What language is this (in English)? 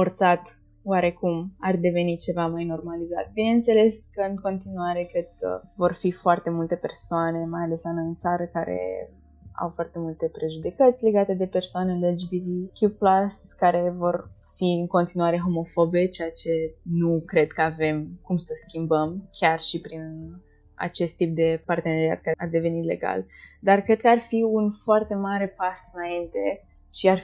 Romanian